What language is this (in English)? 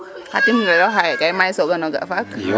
Serer